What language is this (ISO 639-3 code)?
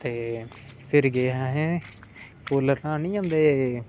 doi